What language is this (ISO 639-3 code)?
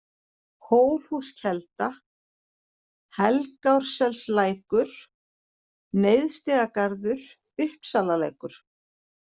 isl